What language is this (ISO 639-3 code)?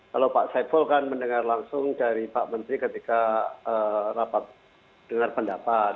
ind